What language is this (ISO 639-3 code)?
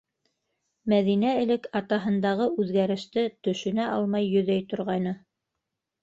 bak